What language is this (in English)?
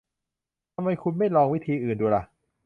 Thai